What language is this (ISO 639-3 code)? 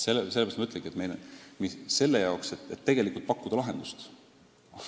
est